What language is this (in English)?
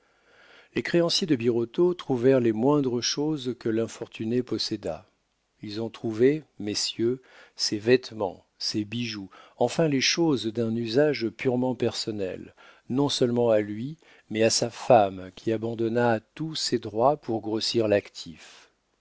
French